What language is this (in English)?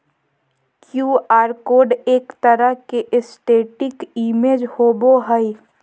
Magahi